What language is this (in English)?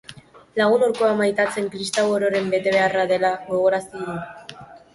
Basque